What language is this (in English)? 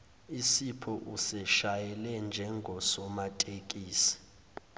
Zulu